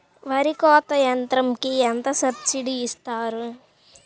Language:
Telugu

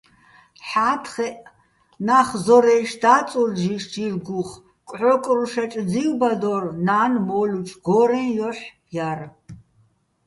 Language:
Bats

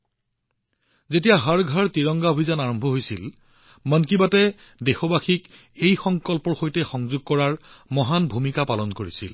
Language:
Assamese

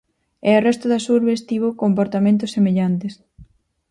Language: Galician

